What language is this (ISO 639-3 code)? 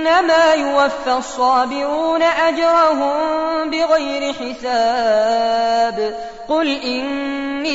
ara